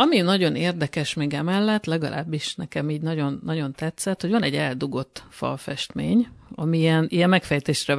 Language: Hungarian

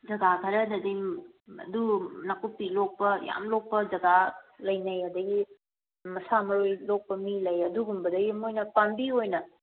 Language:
Manipuri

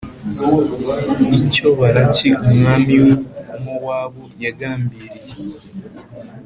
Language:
Kinyarwanda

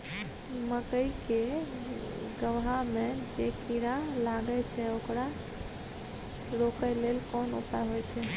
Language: Maithili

